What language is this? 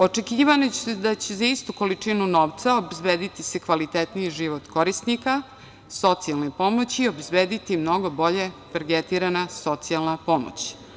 Serbian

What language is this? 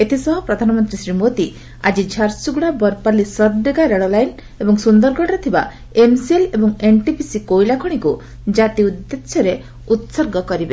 Odia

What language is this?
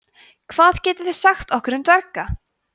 Icelandic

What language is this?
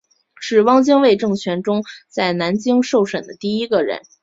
Chinese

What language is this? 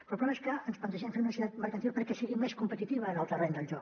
Catalan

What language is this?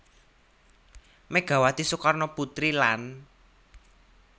Javanese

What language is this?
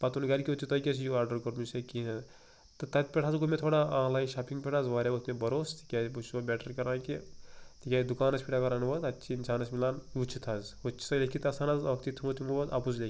Kashmiri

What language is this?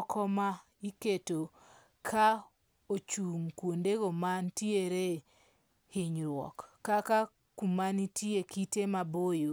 Luo (Kenya and Tanzania)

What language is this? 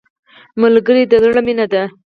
Pashto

